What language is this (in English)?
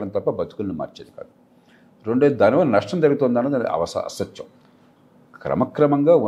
Telugu